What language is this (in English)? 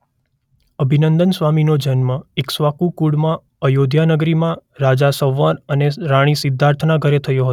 Gujarati